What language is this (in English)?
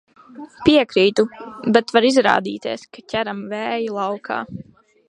Latvian